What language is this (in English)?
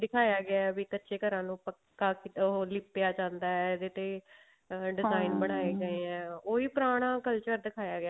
Punjabi